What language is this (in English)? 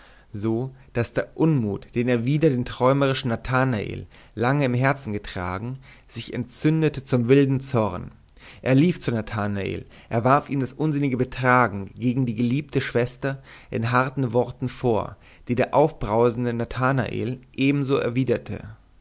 German